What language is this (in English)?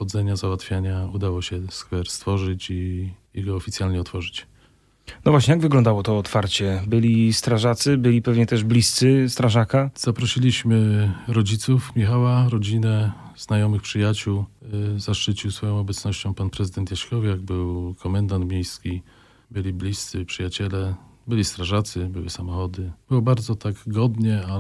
Polish